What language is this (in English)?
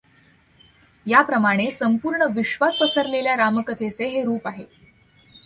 Marathi